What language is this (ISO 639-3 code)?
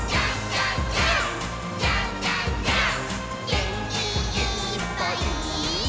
jpn